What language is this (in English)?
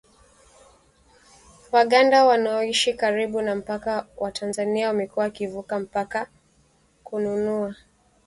Swahili